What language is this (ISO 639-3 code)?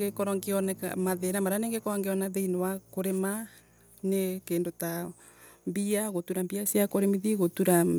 ebu